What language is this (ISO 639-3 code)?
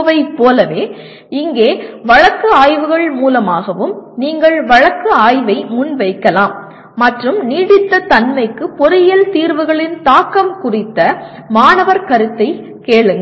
tam